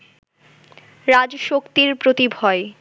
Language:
Bangla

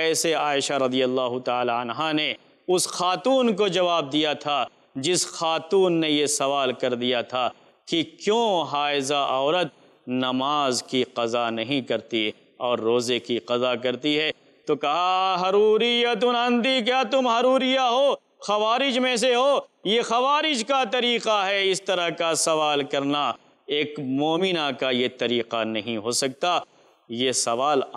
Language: Arabic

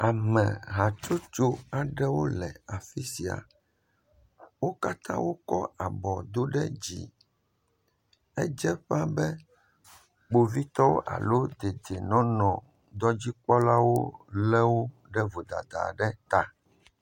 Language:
Ewe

